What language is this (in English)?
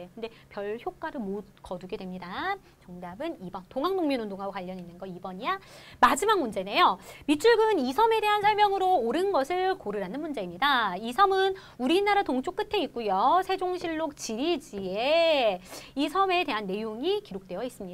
Korean